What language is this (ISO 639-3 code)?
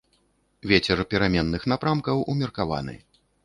bel